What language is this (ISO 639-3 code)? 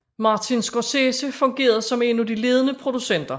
dan